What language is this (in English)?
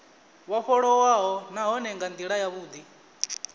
Venda